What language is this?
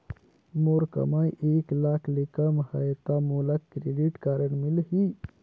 Chhattisgarhi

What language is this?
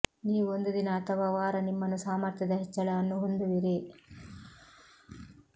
Kannada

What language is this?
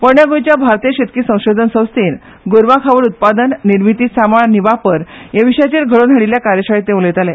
Konkani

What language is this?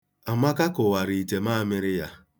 Igbo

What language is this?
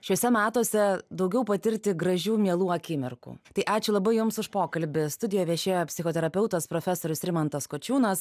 Lithuanian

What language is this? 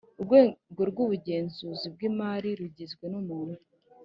Kinyarwanda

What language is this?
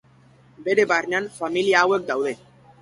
Basque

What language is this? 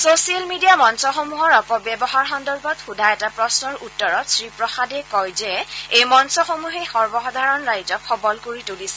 Assamese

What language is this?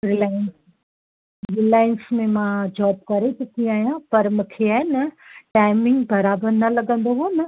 Sindhi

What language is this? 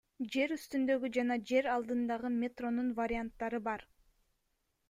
Kyrgyz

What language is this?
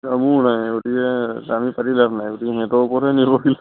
Assamese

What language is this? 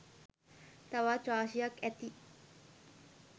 Sinhala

